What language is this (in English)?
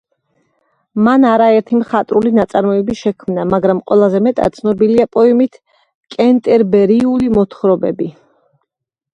Georgian